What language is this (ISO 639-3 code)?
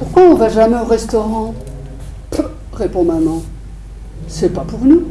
fra